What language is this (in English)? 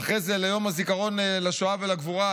Hebrew